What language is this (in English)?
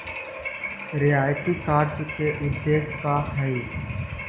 Magahi